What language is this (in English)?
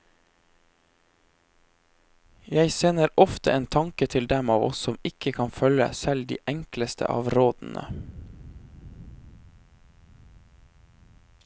Norwegian